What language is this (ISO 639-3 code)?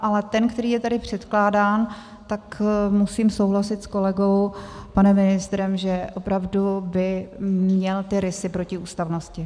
ces